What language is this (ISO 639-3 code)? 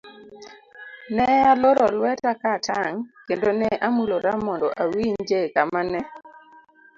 luo